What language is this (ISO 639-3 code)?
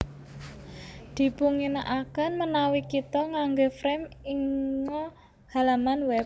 jav